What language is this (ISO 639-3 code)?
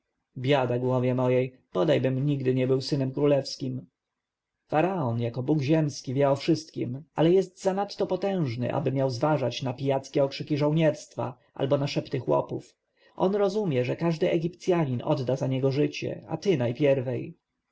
pol